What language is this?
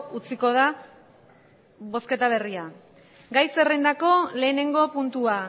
Basque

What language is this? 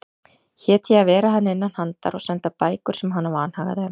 Icelandic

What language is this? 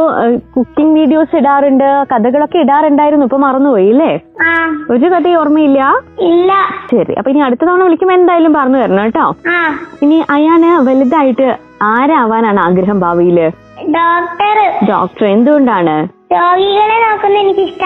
Malayalam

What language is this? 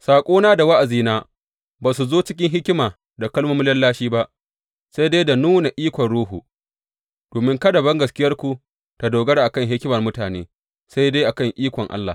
Hausa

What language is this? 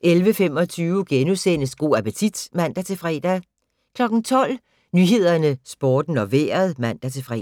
Danish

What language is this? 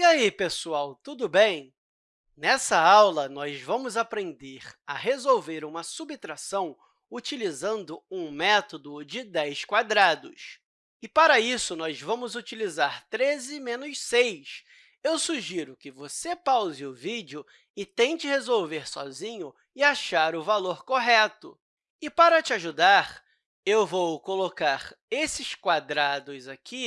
Portuguese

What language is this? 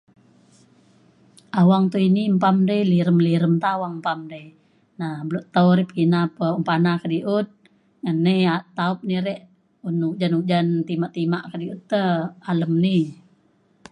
Mainstream Kenyah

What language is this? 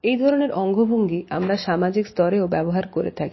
Bangla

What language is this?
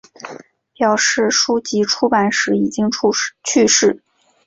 Chinese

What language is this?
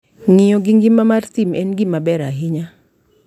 Luo (Kenya and Tanzania)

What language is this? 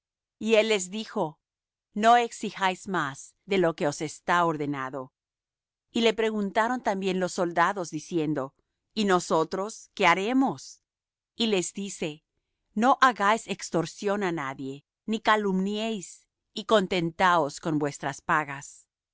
Spanish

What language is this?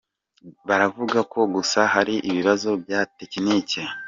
Kinyarwanda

